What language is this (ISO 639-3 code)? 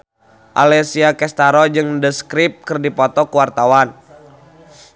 sun